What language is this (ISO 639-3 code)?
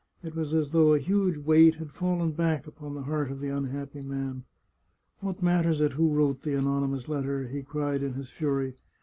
eng